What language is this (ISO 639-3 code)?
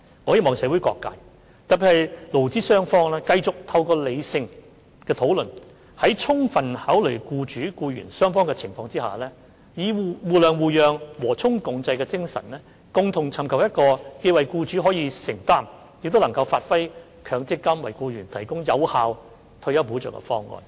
yue